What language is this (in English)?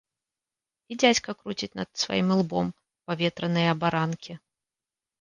Belarusian